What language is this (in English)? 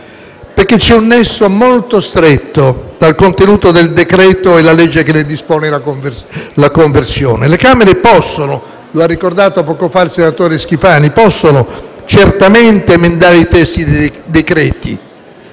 Italian